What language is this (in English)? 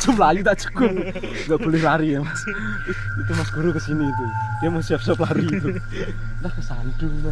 Indonesian